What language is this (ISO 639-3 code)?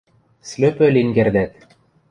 mrj